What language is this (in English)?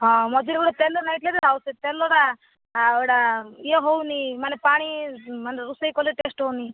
Odia